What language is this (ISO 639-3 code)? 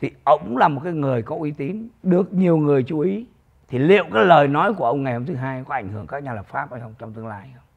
vie